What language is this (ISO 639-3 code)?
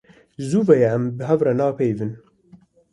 kur